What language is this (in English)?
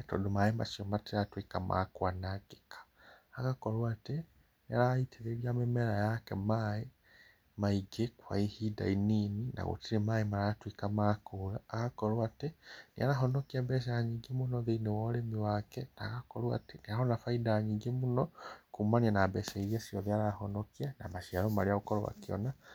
Kikuyu